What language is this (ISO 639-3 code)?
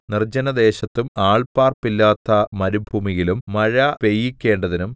mal